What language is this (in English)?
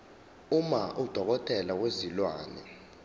Zulu